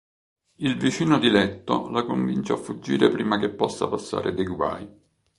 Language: Italian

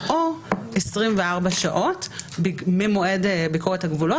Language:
Hebrew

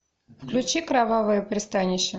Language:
Russian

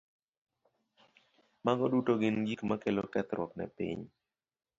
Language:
Luo (Kenya and Tanzania)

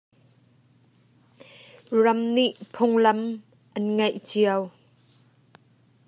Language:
Hakha Chin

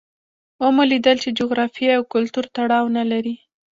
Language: Pashto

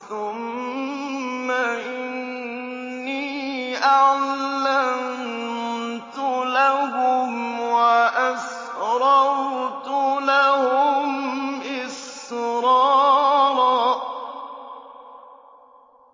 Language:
Arabic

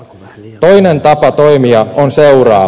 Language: Finnish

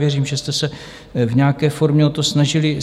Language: Czech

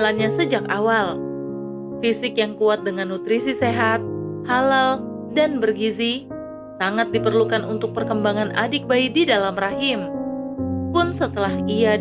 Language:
Indonesian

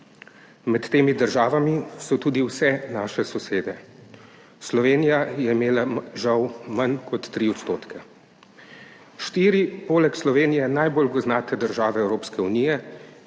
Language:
Slovenian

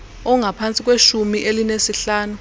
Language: Xhosa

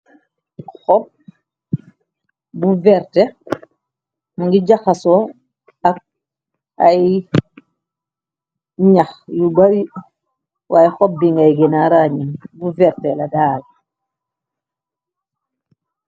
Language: Wolof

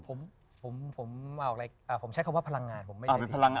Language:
Thai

